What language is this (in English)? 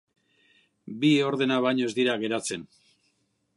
Basque